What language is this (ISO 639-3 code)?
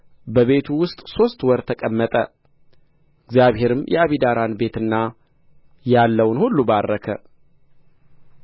amh